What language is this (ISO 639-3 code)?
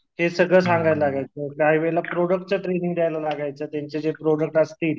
mar